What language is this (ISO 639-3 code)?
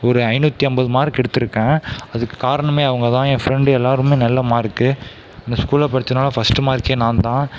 tam